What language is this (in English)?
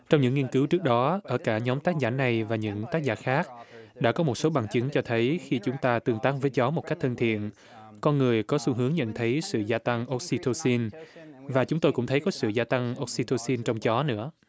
Vietnamese